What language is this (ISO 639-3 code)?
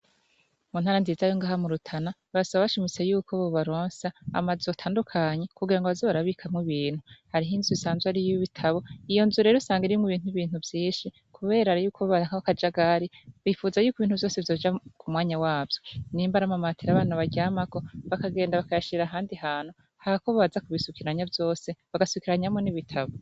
run